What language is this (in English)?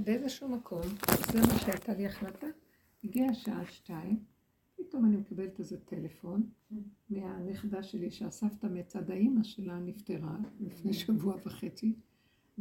Hebrew